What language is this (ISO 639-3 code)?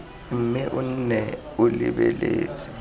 tsn